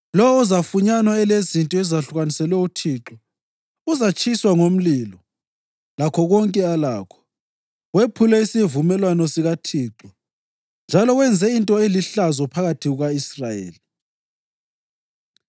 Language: North Ndebele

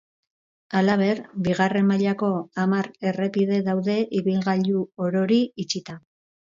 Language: Basque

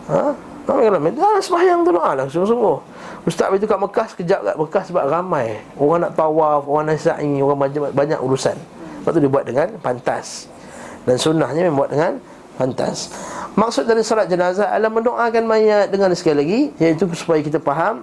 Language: Malay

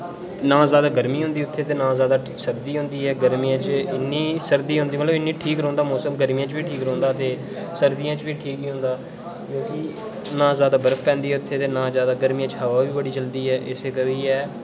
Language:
Dogri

